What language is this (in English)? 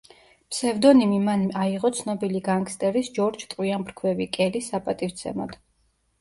Georgian